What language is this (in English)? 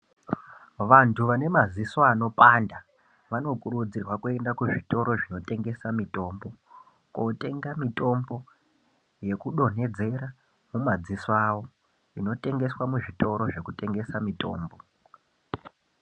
Ndau